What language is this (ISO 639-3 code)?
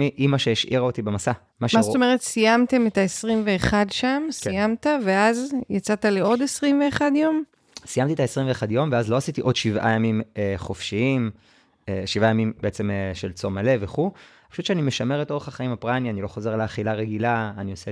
heb